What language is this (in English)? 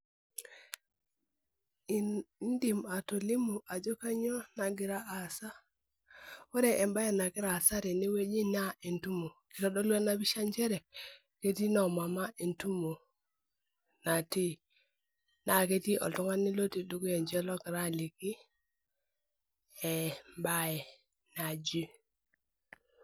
Masai